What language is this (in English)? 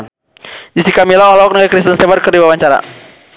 Sundanese